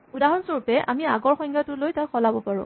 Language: Assamese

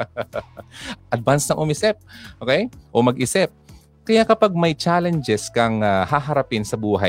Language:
Filipino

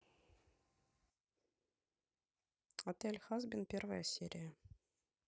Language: Russian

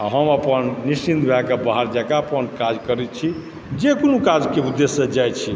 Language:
Maithili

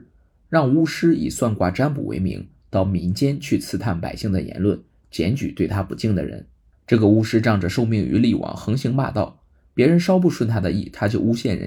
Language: Chinese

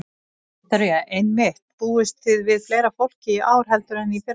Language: Icelandic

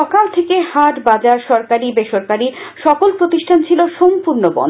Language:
Bangla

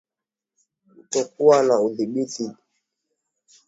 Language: Swahili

